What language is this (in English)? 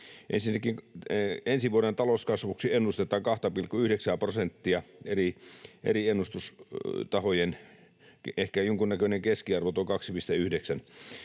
Finnish